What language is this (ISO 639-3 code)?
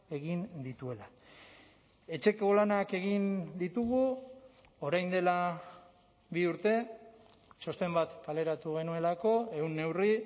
eus